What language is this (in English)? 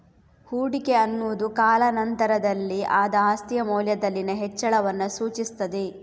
Kannada